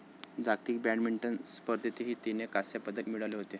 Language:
Marathi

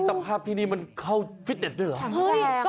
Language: Thai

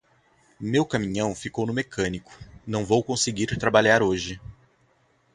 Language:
Portuguese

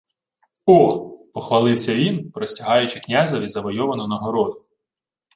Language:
Ukrainian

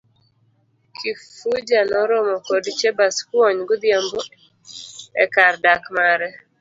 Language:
Luo (Kenya and Tanzania)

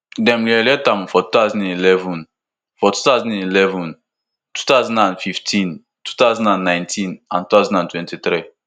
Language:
Nigerian Pidgin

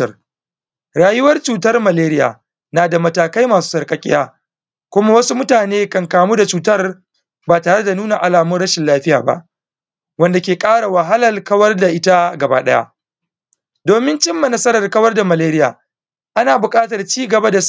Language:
Hausa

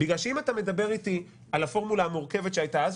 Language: Hebrew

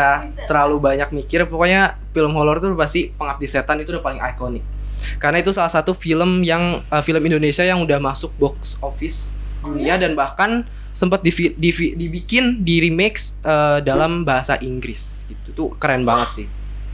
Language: Indonesian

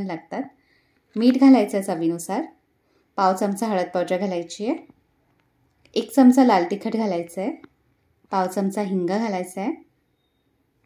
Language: Marathi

